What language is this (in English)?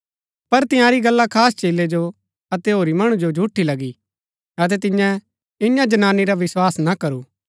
Gaddi